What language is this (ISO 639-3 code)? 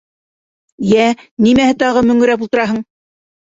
bak